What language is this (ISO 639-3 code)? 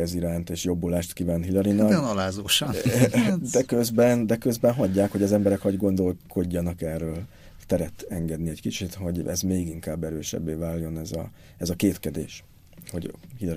hun